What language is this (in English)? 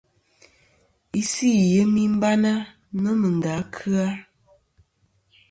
Kom